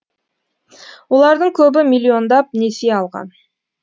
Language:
Kazakh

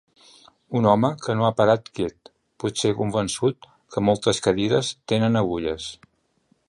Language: Catalan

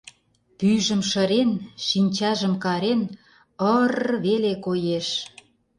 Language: Mari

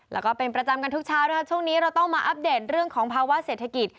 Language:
Thai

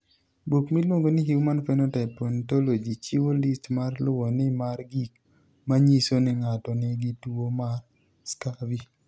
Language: Luo (Kenya and Tanzania)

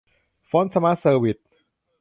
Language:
Thai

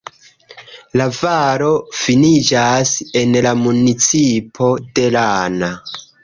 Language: Esperanto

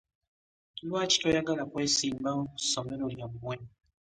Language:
Ganda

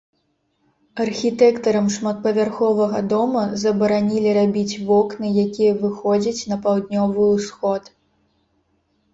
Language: Belarusian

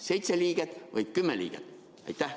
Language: Estonian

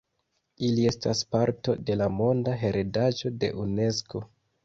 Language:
Esperanto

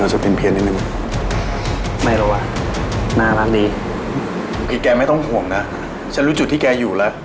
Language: Thai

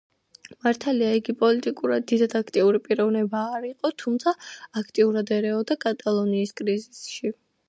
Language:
Georgian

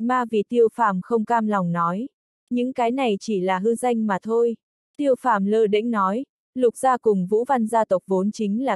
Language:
Vietnamese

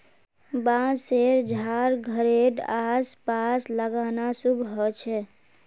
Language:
Magahi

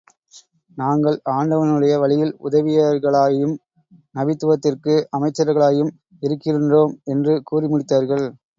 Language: Tamil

